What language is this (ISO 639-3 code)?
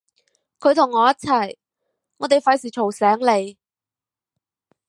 yue